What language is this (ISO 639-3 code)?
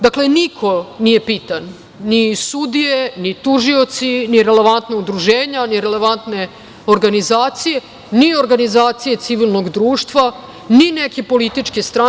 srp